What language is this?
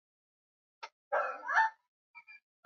Swahili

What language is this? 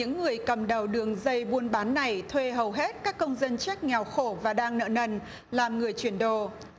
Vietnamese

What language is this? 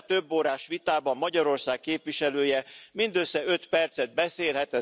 Hungarian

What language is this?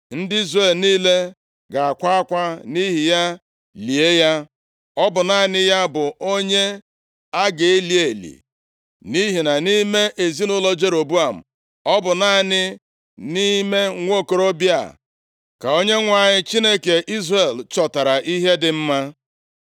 Igbo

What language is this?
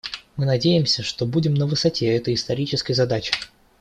Russian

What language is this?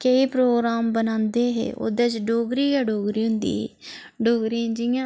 Dogri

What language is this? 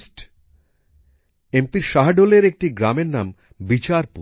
Bangla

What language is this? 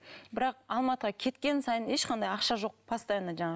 Kazakh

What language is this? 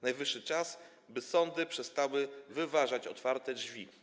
Polish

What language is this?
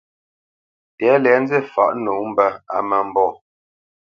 Bamenyam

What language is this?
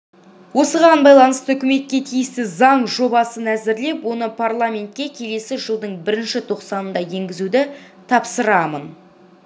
Kazakh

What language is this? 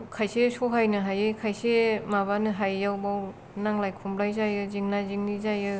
Bodo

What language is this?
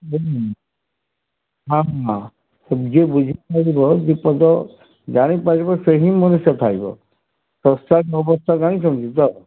Odia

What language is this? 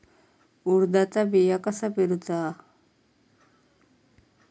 Marathi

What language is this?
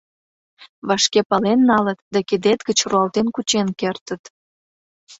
Mari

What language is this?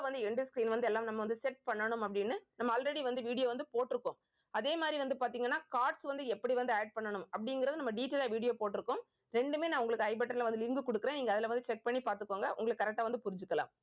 Tamil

